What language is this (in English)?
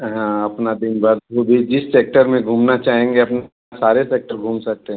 Hindi